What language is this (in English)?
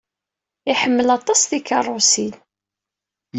Kabyle